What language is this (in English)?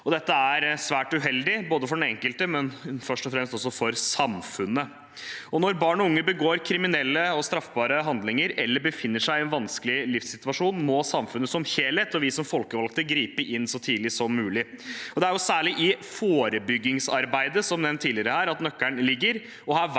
Norwegian